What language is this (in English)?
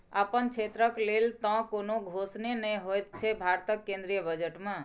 Maithili